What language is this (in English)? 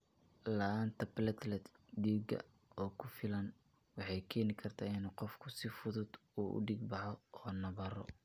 Somali